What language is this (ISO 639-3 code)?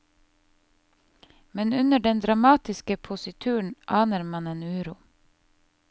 nor